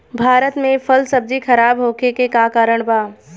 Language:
Bhojpuri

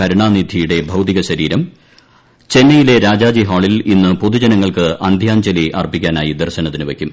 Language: Malayalam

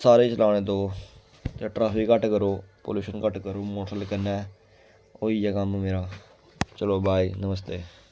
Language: Dogri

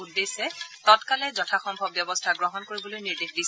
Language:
Assamese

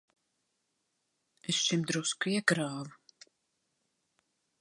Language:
Latvian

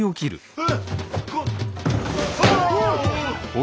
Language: Japanese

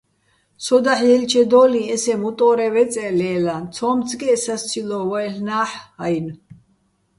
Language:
Bats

